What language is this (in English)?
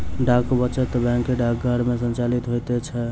Maithili